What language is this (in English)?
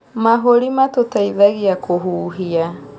Kikuyu